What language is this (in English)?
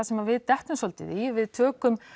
Icelandic